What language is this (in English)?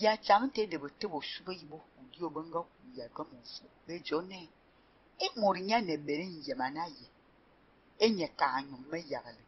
Greek